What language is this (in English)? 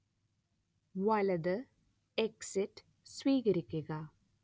Malayalam